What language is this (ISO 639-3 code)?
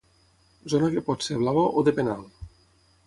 cat